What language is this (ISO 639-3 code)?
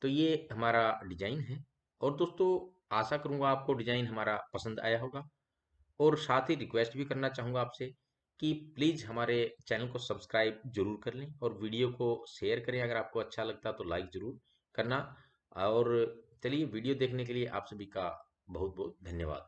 hin